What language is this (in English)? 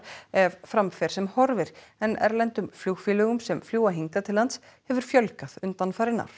Icelandic